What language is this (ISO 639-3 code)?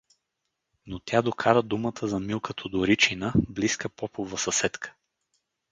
bul